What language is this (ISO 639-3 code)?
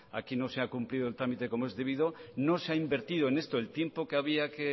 spa